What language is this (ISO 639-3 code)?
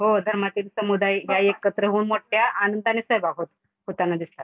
mar